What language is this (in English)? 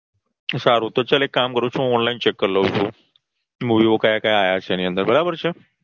Gujarati